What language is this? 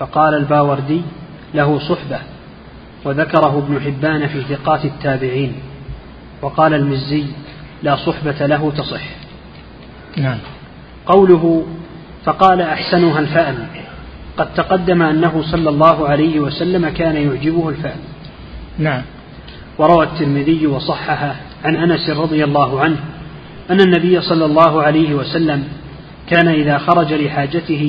Arabic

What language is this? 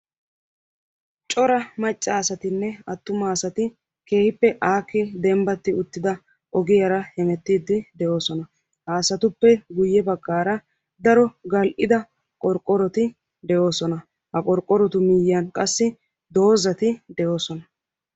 Wolaytta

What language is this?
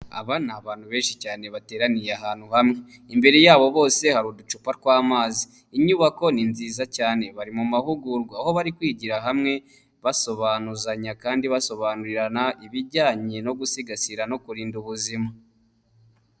Kinyarwanda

